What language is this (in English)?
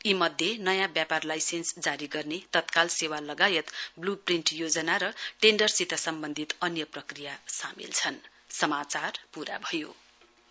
Nepali